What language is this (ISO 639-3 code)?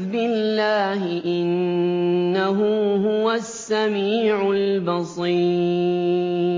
ara